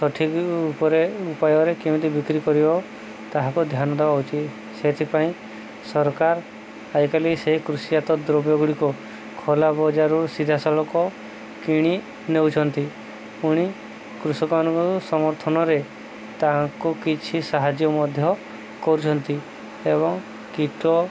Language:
Odia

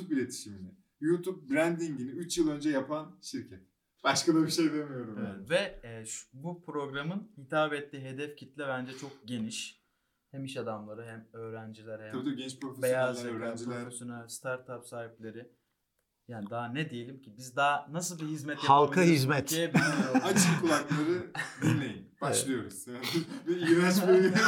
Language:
Turkish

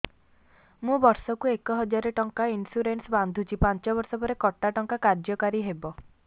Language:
Odia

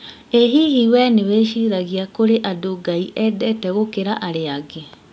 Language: Kikuyu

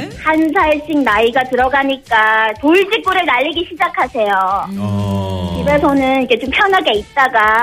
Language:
Korean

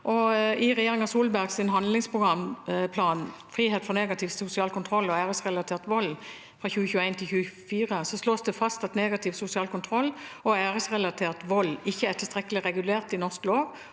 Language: Norwegian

